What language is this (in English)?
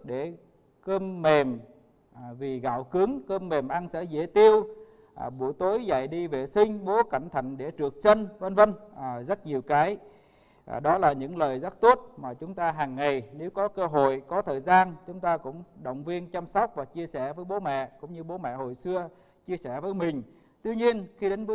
Vietnamese